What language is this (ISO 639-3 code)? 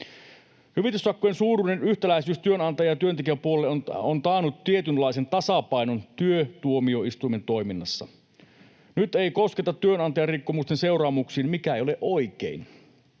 fin